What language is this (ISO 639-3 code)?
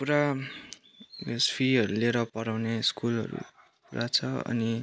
nep